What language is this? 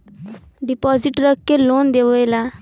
Bhojpuri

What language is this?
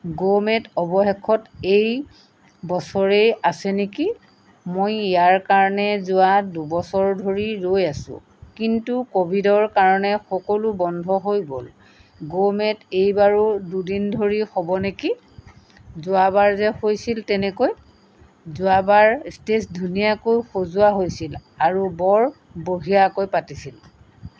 Assamese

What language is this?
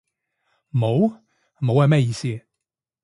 Cantonese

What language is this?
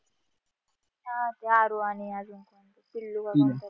Marathi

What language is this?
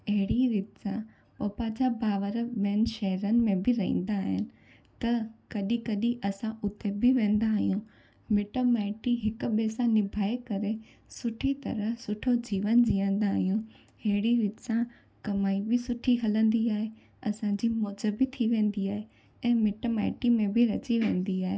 Sindhi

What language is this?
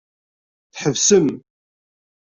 Kabyle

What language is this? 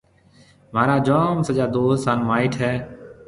Marwari (Pakistan)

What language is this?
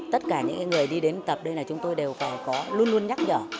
Vietnamese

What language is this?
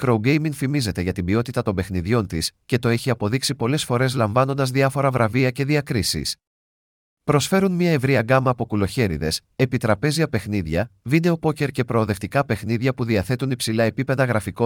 Greek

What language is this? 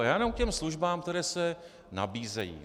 Czech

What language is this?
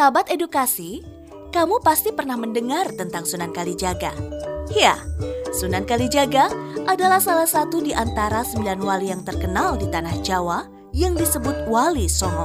Indonesian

